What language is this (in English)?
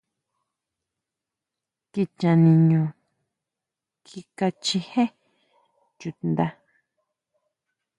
Huautla Mazatec